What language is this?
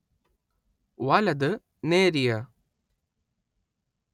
Malayalam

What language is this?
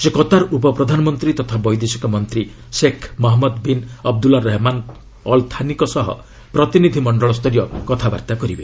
Odia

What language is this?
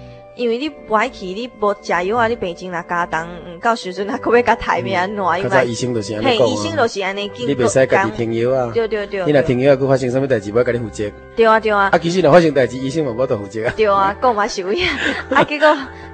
Chinese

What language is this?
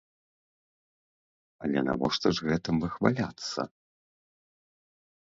Belarusian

